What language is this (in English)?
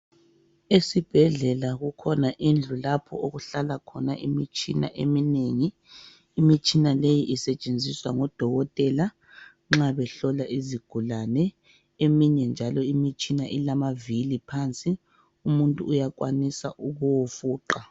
North Ndebele